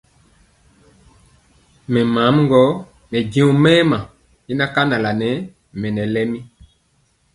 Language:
Mpiemo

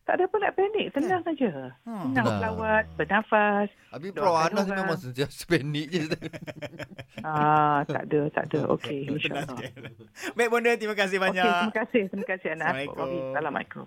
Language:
Malay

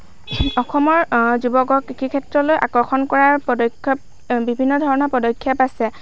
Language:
Assamese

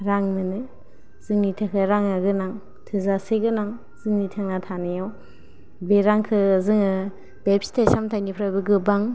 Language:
Bodo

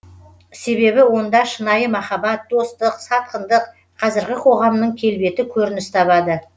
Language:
Kazakh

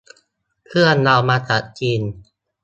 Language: Thai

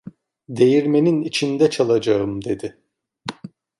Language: Turkish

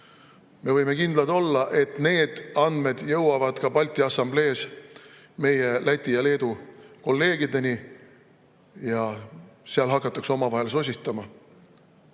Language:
Estonian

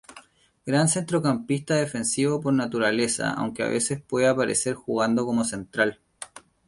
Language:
Spanish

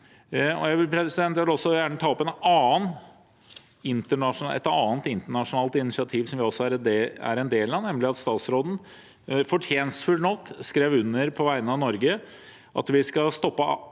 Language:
Norwegian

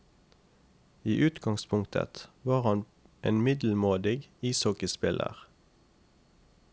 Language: Norwegian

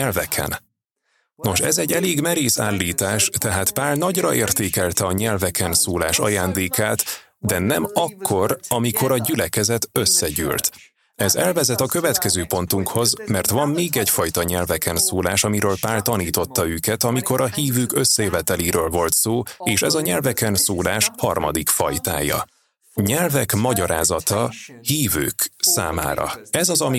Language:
Hungarian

